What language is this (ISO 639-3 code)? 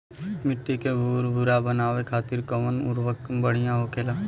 bho